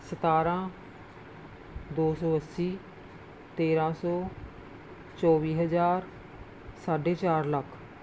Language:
Punjabi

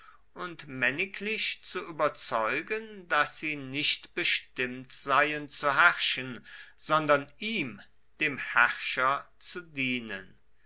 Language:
German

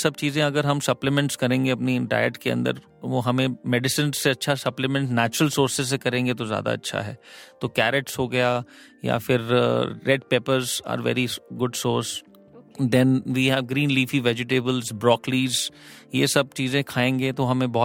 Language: Hindi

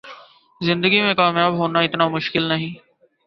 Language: Urdu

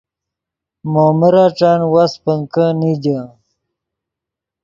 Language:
Yidgha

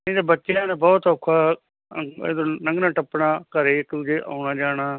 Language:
Punjabi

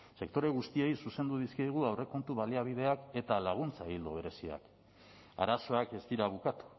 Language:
Basque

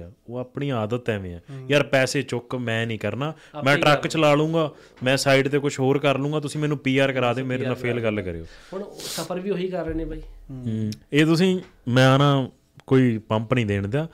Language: Punjabi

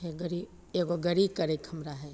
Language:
Maithili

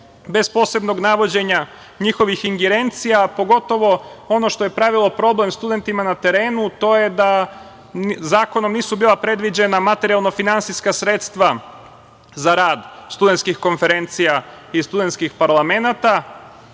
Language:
Serbian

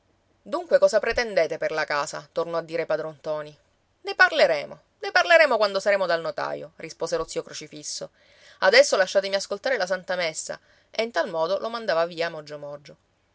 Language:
Italian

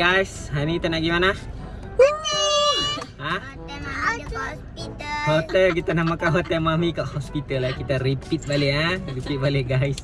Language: Malay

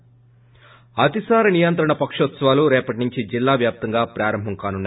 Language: Telugu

